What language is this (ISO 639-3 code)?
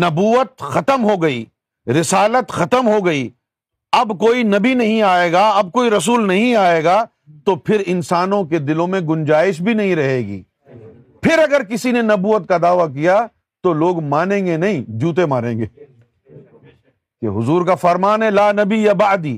urd